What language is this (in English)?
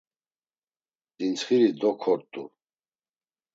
Laz